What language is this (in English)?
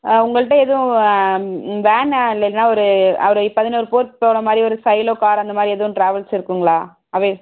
Tamil